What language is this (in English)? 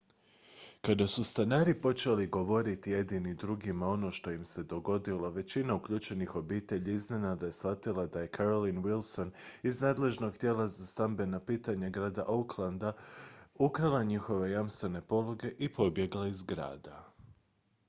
Croatian